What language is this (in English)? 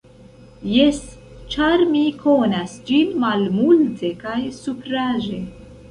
Esperanto